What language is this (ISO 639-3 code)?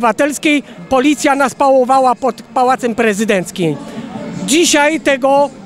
pol